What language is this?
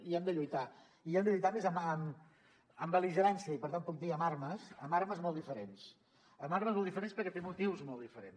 Catalan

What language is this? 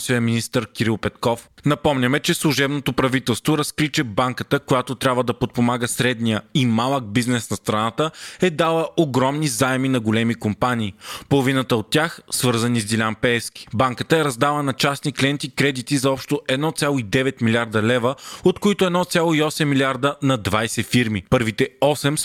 Bulgarian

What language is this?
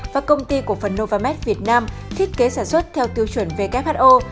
Vietnamese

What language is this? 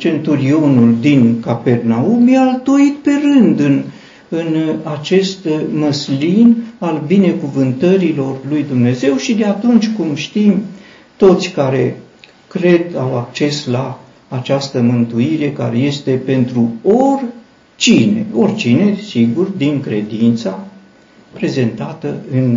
Romanian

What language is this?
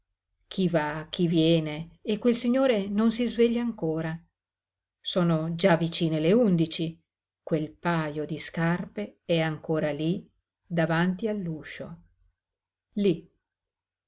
Italian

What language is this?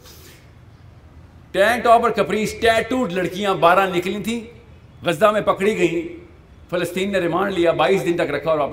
Urdu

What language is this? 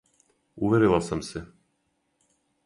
Serbian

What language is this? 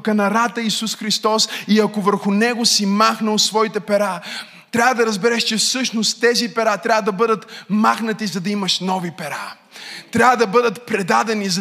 Bulgarian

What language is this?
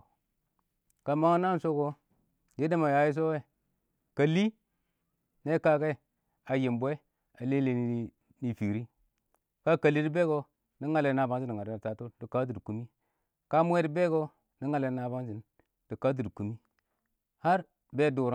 Awak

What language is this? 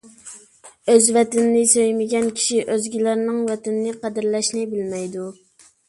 Uyghur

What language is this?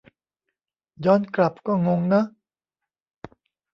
Thai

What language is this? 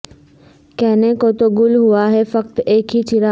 Urdu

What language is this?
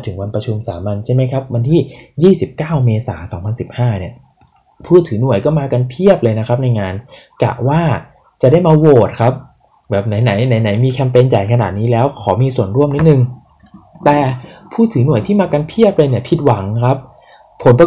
Thai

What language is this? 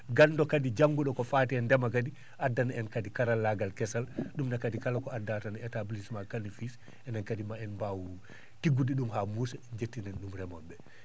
Fula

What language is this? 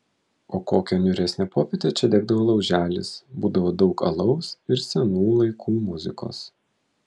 Lithuanian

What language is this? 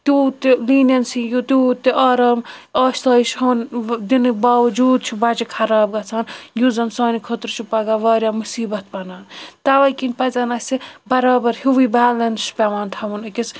Kashmiri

